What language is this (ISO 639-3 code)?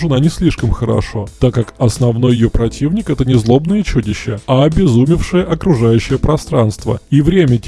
rus